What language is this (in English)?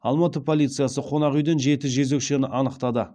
Kazakh